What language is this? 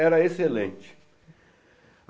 Portuguese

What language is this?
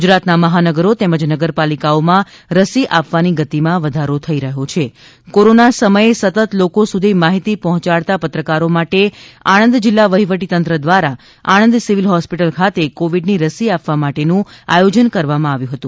Gujarati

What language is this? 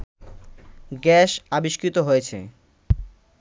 Bangla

